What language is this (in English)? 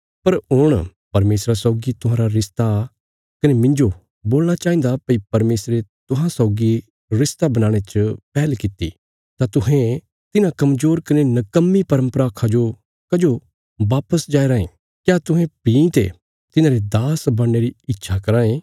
Bilaspuri